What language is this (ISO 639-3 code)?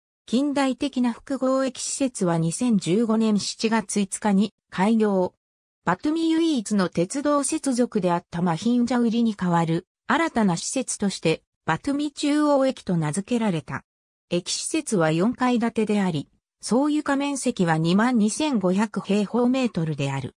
jpn